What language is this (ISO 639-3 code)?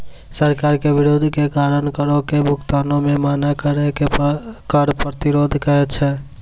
mai